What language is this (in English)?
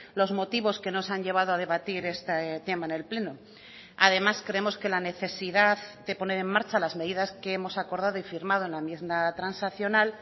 Spanish